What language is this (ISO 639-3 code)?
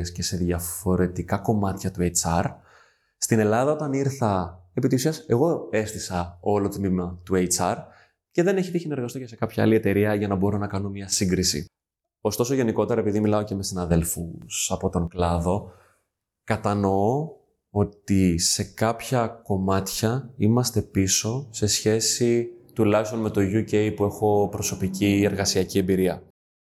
ell